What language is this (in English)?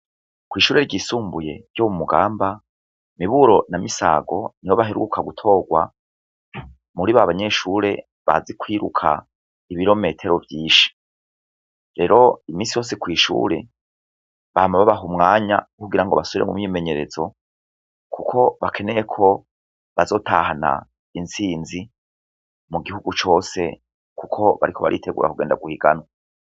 Rundi